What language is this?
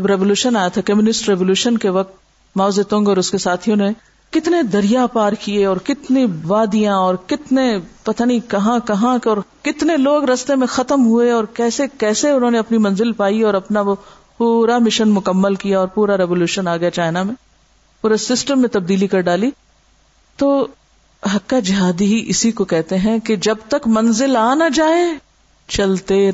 Urdu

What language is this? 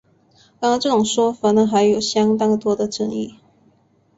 Chinese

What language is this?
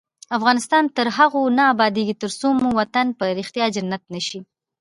Pashto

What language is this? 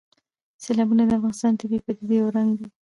Pashto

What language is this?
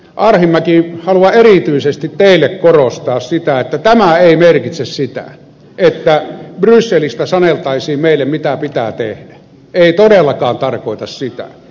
Finnish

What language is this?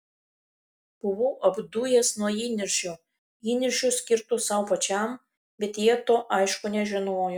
Lithuanian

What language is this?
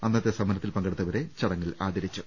Malayalam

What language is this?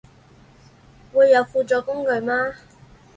Chinese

